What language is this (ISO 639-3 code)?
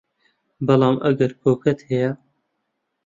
ckb